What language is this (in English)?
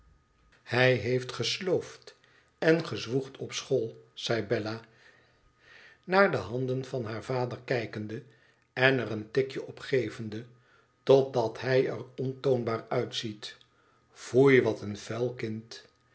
Dutch